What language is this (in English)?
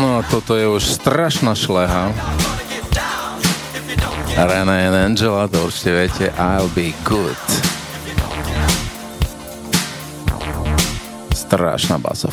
Slovak